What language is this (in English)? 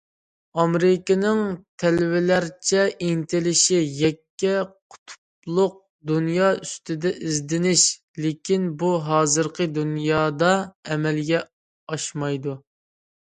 Uyghur